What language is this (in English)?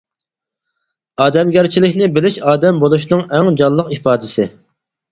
Uyghur